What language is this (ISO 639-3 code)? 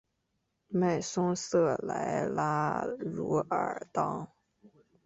zho